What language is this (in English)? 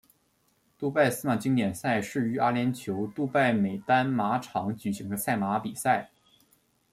Chinese